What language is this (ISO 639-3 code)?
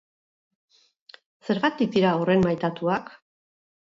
eus